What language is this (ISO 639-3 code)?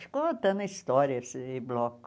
por